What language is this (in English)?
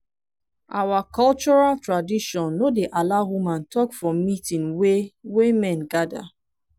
Nigerian Pidgin